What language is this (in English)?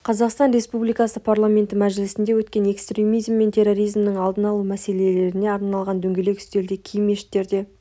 Kazakh